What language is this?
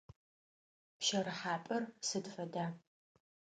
Adyghe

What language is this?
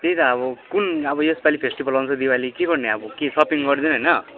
Nepali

